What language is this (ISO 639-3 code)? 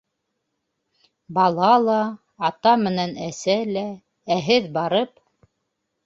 bak